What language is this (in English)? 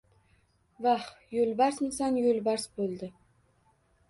Uzbek